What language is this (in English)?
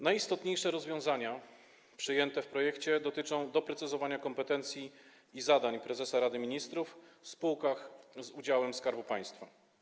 Polish